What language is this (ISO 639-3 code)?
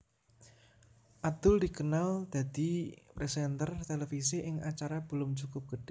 jav